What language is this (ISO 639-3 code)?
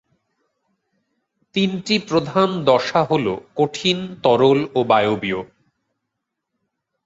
ben